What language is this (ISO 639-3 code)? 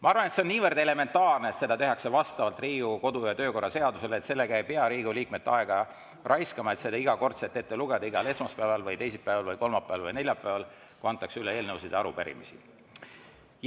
est